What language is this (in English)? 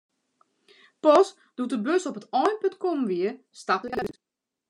Western Frisian